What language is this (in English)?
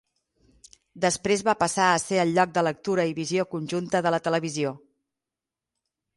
Catalan